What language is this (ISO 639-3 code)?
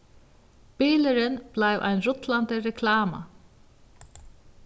fao